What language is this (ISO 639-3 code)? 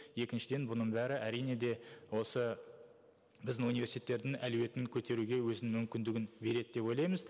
kaz